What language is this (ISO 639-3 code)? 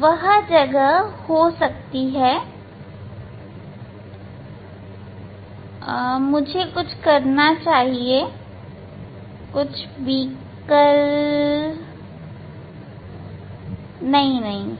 hin